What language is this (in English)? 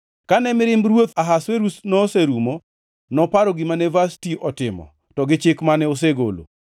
Luo (Kenya and Tanzania)